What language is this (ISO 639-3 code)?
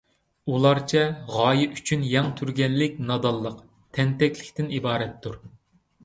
uig